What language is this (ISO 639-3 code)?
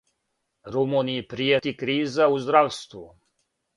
srp